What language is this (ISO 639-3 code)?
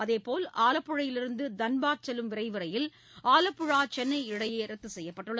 tam